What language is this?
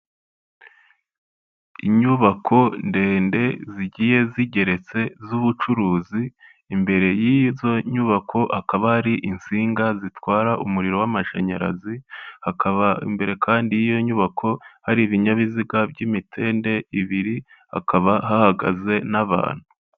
Kinyarwanda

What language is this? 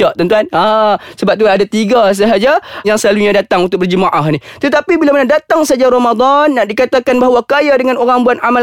Malay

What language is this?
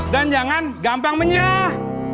Indonesian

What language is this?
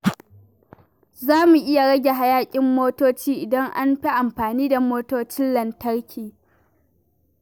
Hausa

